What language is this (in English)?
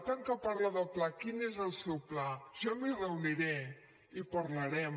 Catalan